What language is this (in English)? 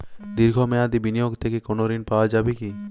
Bangla